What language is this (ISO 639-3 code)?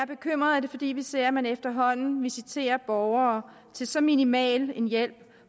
dan